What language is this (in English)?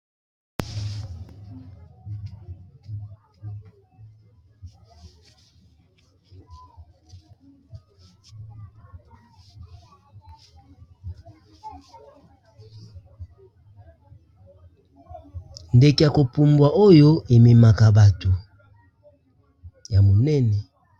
Lingala